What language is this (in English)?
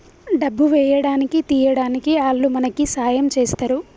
Telugu